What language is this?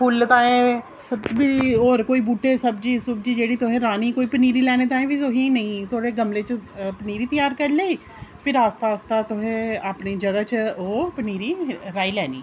Dogri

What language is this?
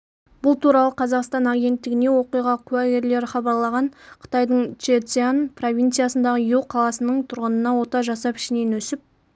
Kazakh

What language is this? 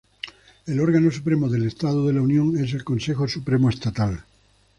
Spanish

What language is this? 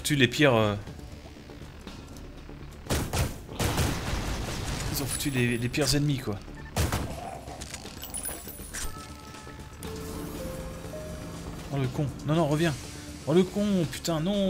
French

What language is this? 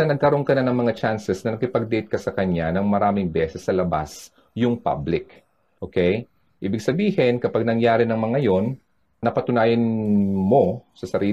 Filipino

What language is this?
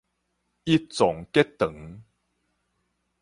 Min Nan Chinese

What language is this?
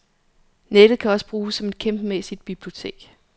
Danish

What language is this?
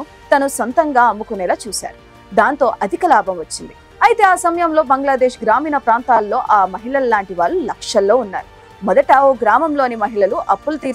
Telugu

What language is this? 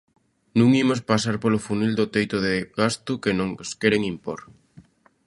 Galician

